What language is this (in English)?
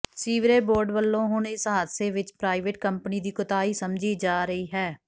Punjabi